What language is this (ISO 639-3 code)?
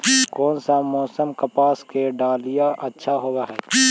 mag